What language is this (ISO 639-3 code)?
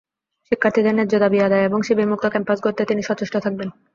ben